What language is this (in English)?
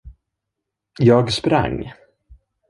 Swedish